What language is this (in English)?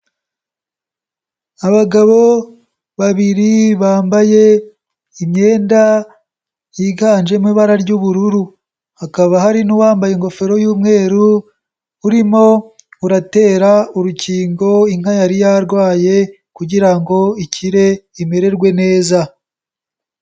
Kinyarwanda